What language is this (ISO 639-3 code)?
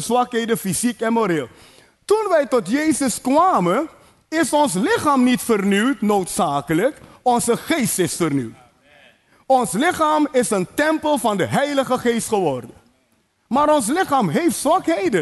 nld